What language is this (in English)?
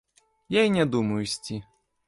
Belarusian